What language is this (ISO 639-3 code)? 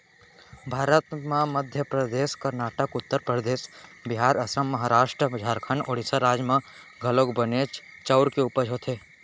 hne